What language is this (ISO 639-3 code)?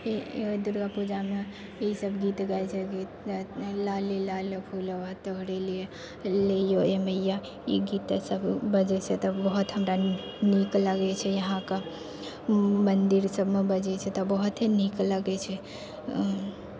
mai